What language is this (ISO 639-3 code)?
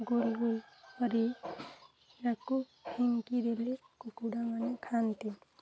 ori